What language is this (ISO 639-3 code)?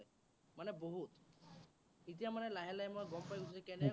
asm